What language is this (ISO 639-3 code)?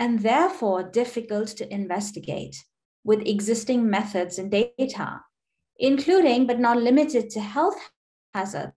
eng